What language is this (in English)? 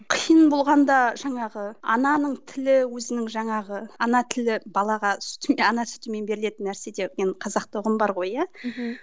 Kazakh